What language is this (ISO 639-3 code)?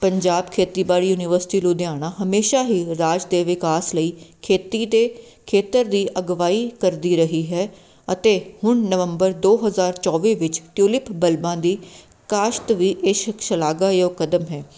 pan